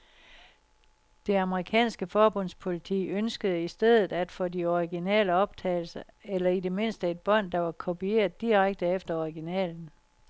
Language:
Danish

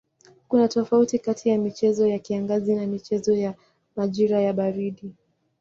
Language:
Swahili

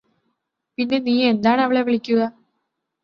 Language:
Malayalam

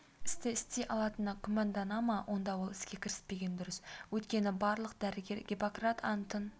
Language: Kazakh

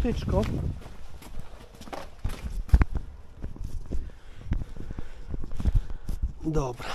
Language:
Polish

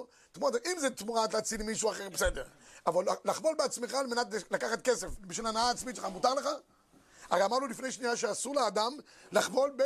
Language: Hebrew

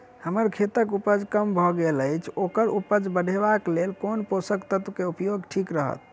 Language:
Maithili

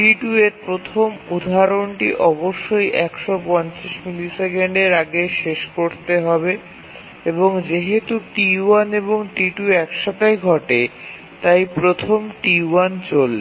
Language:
Bangla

